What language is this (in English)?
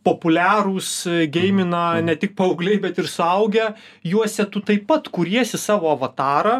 Lithuanian